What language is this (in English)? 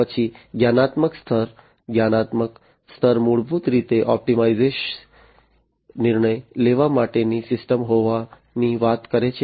Gujarati